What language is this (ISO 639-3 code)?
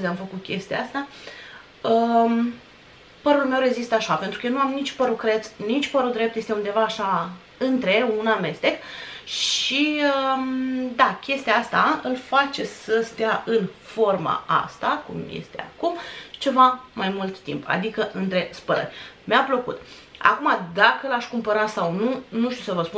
ron